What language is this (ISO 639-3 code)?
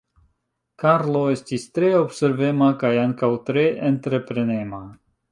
epo